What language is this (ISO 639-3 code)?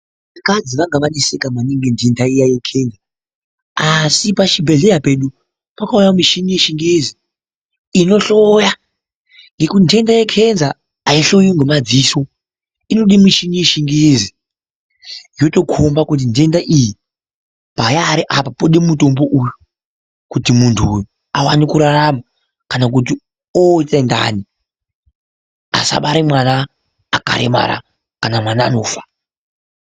ndc